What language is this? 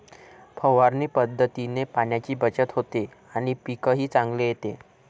Marathi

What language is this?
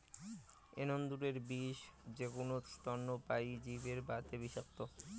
Bangla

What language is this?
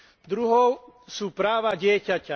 Slovak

